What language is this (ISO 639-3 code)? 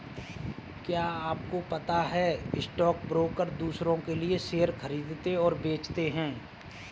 hin